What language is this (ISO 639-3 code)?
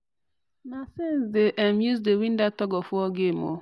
pcm